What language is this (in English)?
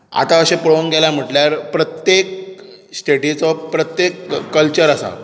Konkani